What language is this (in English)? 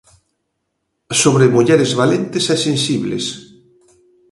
Galician